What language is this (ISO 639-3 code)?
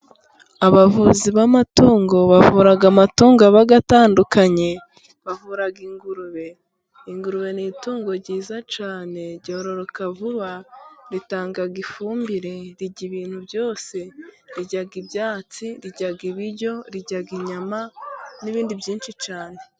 kin